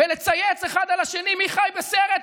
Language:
Hebrew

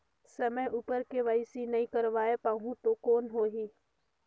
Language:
Chhattisgarhi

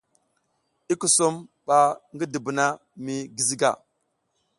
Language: South Giziga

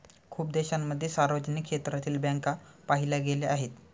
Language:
Marathi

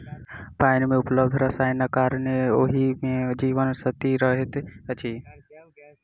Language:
Maithili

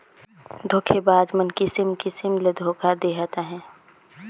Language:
Chhattisgarhi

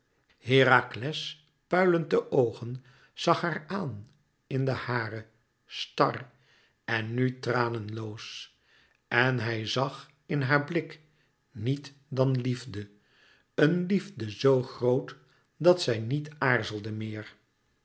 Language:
Dutch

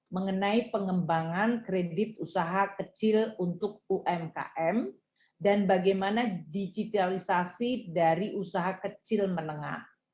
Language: Indonesian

